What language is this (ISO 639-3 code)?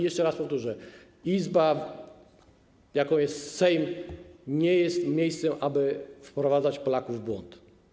pol